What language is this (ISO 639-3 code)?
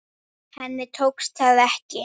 isl